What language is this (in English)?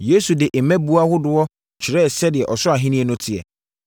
Akan